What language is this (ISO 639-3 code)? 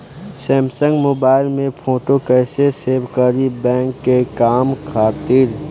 bho